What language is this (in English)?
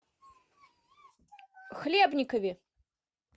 Russian